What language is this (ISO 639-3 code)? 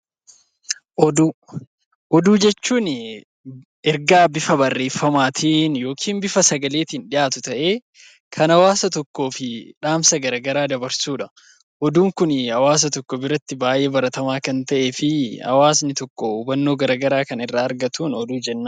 orm